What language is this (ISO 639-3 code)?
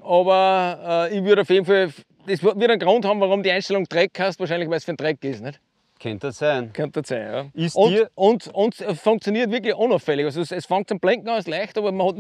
deu